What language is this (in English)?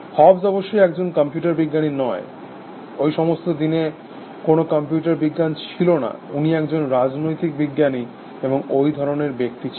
Bangla